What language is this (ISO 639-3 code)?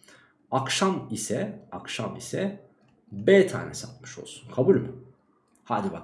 tur